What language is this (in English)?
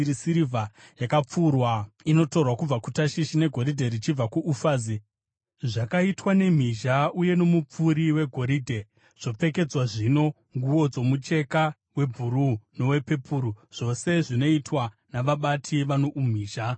Shona